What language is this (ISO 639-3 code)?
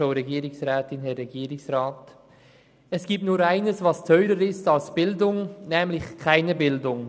gsw